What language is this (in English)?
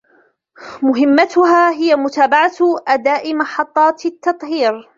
Arabic